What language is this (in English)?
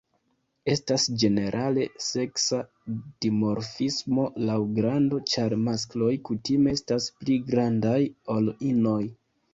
Esperanto